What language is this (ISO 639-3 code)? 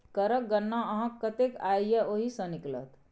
mai